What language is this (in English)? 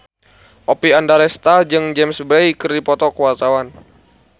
Sundanese